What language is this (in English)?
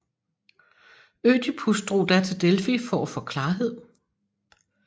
Danish